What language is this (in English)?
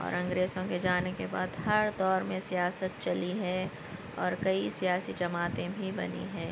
Urdu